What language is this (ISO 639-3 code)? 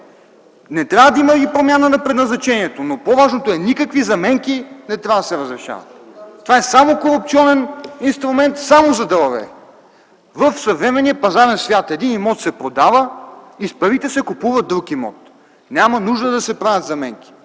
bul